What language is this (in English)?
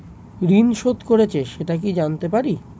Bangla